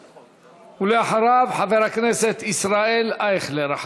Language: Hebrew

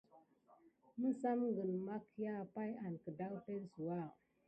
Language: Gidar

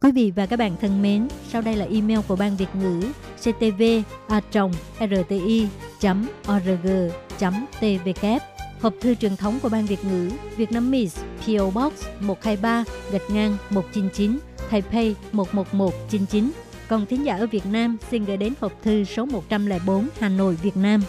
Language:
Vietnamese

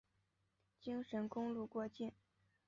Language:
Chinese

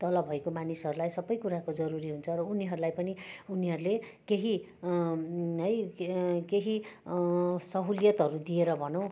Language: Nepali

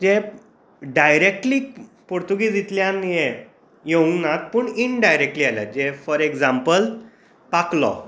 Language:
Konkani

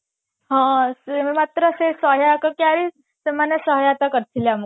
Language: Odia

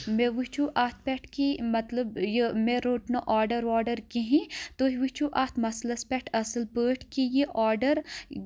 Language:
Kashmiri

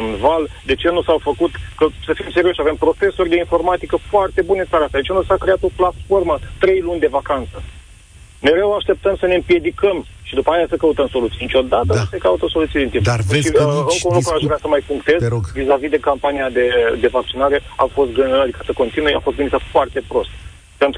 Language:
Romanian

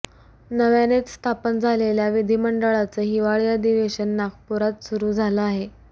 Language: Marathi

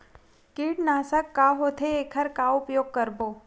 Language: Chhattisgarhi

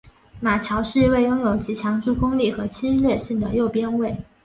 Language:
Chinese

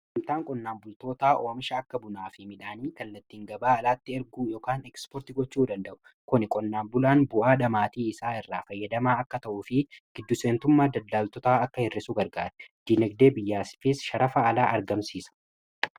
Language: Oromo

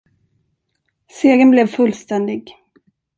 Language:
Swedish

